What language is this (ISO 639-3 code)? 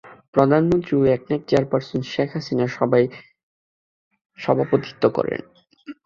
ben